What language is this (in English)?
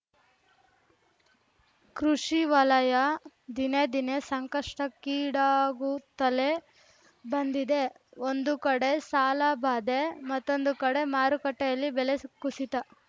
Kannada